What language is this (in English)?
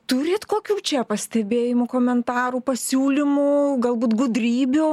Lithuanian